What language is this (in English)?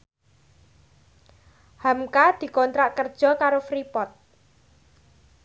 Javanese